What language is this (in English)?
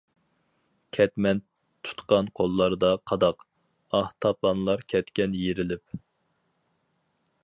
Uyghur